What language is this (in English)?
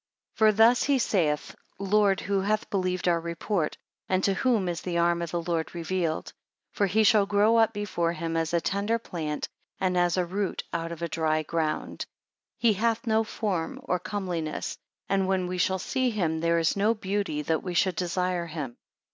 English